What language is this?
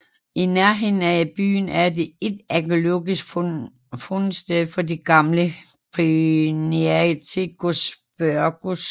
Danish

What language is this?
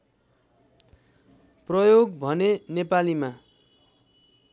Nepali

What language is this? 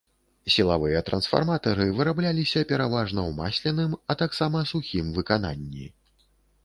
Belarusian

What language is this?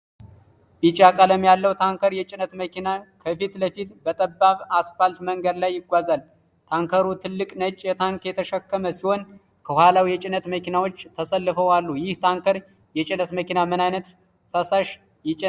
Amharic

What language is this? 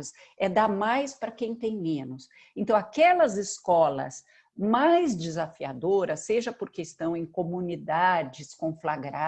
Portuguese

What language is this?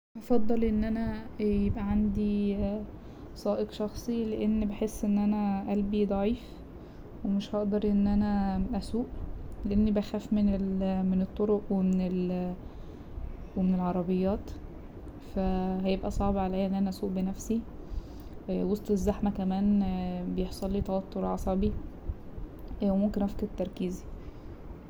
Egyptian Arabic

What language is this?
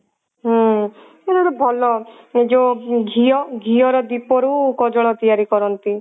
Odia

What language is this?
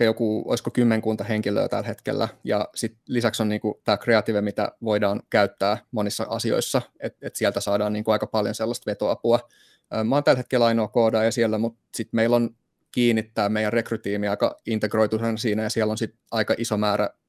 Finnish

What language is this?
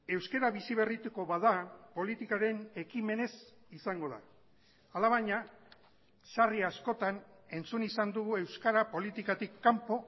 Basque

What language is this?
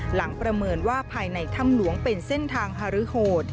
Thai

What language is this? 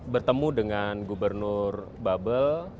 Indonesian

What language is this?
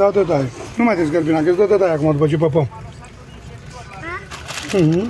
Romanian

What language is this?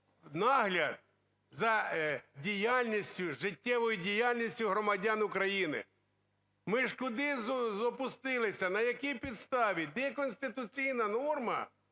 Ukrainian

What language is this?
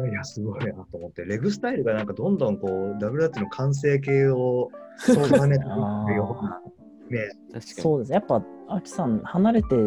Japanese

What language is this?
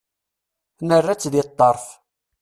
Kabyle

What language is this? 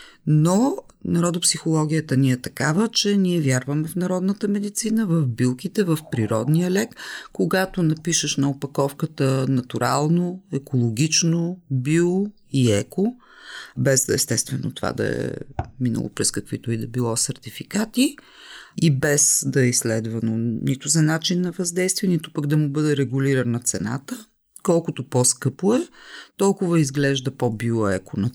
Bulgarian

